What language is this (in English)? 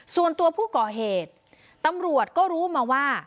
Thai